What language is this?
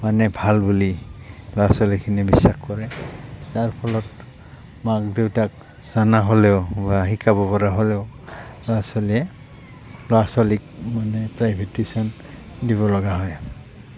Assamese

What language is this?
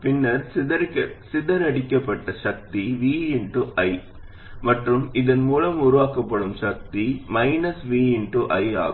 Tamil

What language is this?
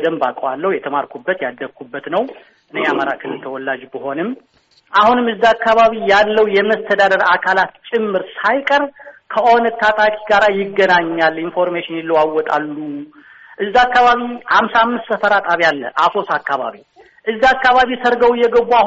Amharic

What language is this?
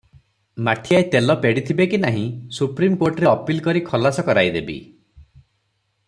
Odia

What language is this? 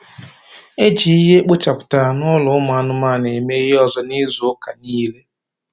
Igbo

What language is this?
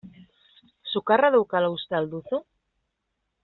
Basque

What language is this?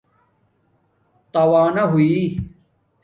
Domaaki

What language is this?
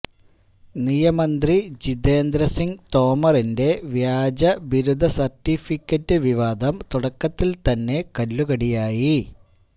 Malayalam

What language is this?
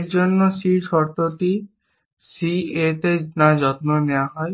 Bangla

